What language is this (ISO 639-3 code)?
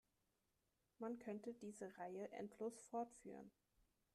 deu